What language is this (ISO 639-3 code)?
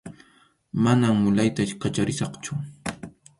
qxu